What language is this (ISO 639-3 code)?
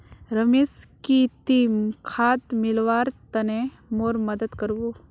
mag